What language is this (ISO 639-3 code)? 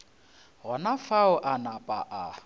nso